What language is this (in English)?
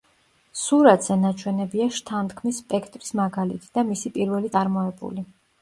Georgian